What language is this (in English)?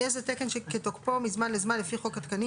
Hebrew